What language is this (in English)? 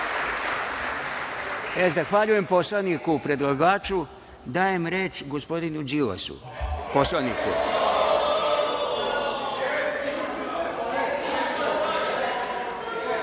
Serbian